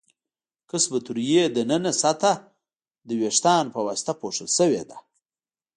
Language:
Pashto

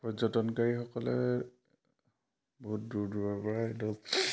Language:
Assamese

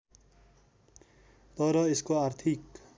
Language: Nepali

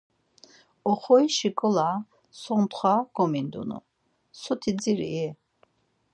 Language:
Laz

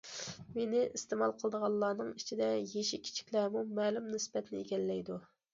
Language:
Uyghur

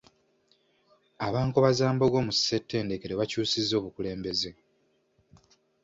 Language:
Ganda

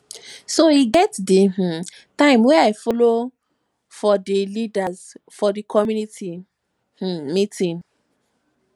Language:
Nigerian Pidgin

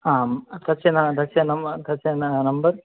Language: Sanskrit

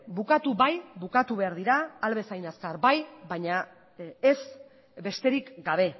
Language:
Basque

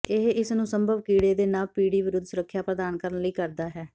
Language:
Punjabi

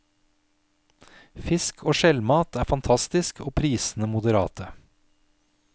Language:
Norwegian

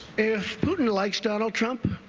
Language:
English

